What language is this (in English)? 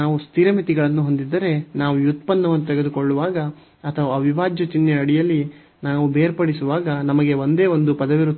Kannada